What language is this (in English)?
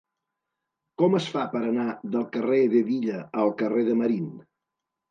Catalan